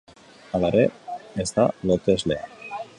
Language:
Basque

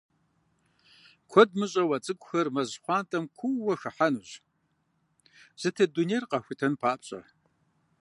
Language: Kabardian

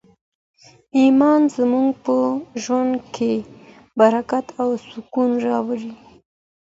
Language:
Pashto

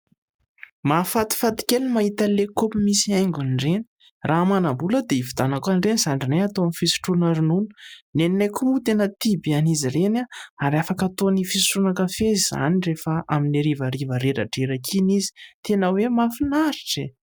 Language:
Malagasy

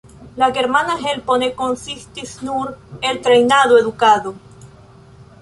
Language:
Esperanto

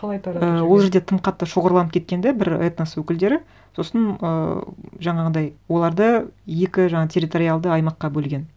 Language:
Kazakh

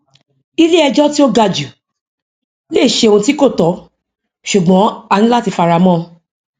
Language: Yoruba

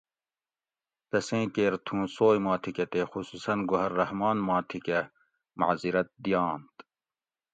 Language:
Gawri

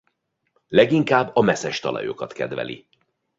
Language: Hungarian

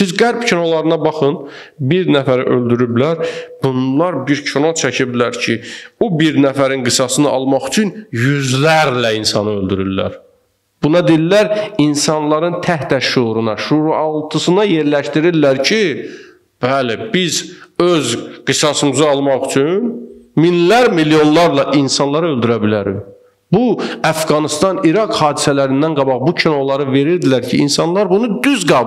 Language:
Turkish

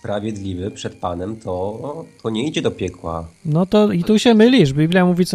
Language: Polish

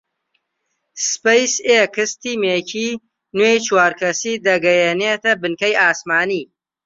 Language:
Central Kurdish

